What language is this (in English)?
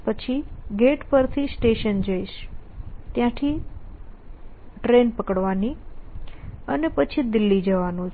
Gujarati